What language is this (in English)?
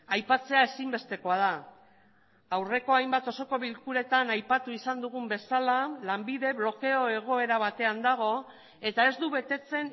Basque